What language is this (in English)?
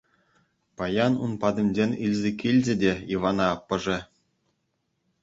Chuvash